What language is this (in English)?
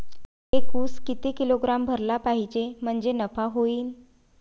Marathi